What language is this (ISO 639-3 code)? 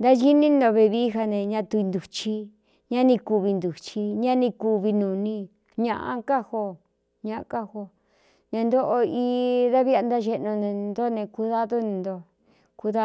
xtu